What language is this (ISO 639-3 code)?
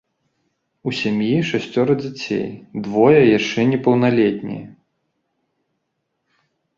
bel